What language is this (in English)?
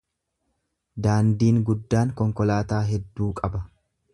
Oromo